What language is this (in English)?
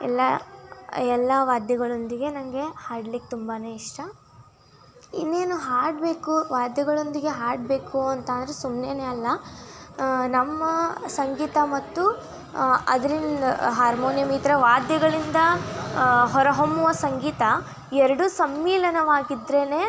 Kannada